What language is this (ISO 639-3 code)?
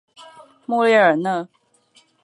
zho